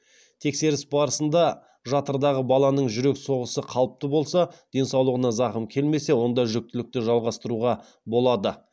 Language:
Kazakh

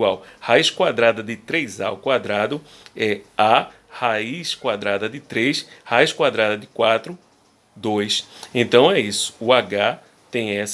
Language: Portuguese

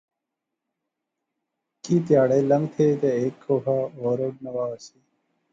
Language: Pahari-Potwari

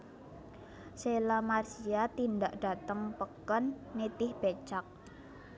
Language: Javanese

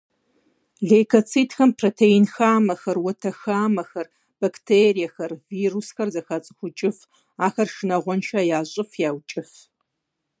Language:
Kabardian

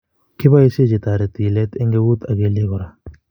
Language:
Kalenjin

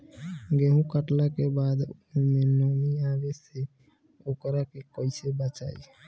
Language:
Bhojpuri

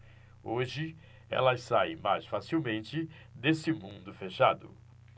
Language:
Portuguese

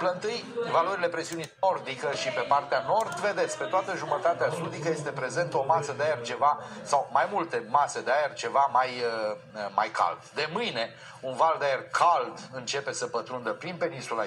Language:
Romanian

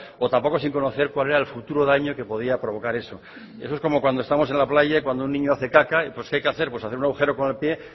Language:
Spanish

